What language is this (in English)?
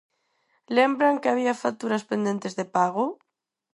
Galician